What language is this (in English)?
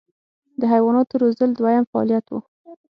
Pashto